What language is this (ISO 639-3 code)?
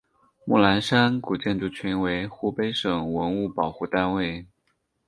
zho